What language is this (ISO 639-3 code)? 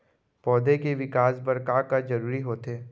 hne